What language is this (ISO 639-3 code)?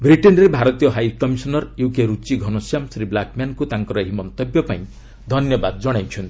ori